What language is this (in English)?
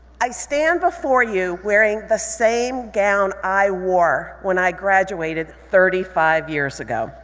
English